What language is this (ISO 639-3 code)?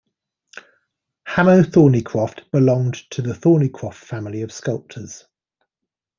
eng